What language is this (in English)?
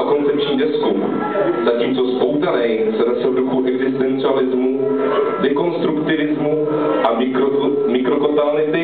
Czech